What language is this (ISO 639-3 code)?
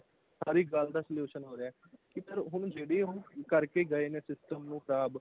pan